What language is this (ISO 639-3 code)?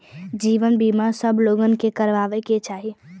bho